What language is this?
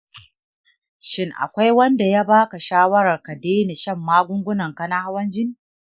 Hausa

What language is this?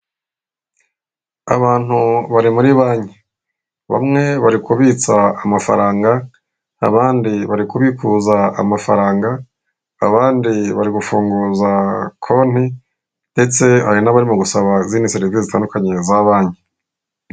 Kinyarwanda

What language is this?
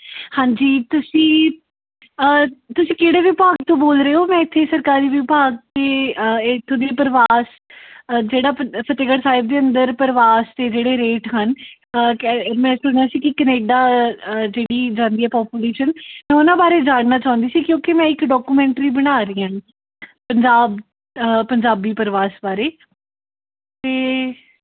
Punjabi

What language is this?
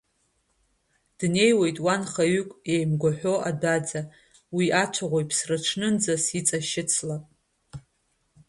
Abkhazian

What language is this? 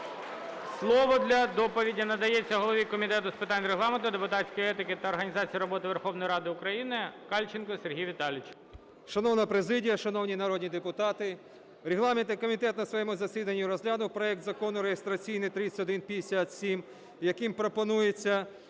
Ukrainian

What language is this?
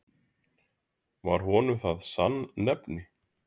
Icelandic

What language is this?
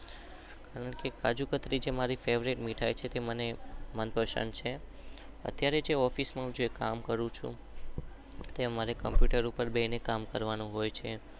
Gujarati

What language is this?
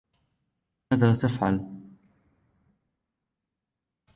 Arabic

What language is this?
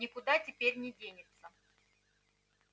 Russian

